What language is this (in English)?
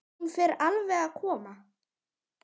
Icelandic